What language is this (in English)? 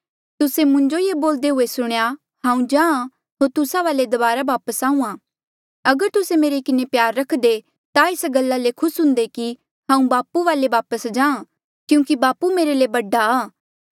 Mandeali